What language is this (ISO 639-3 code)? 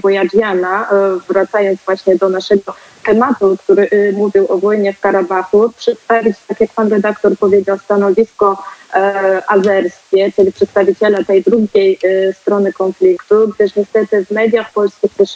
pol